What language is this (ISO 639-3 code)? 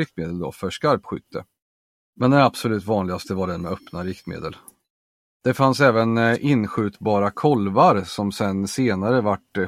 swe